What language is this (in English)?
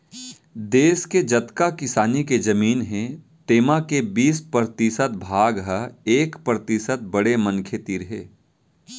Chhattisgarhi